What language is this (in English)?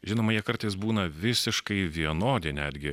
Lithuanian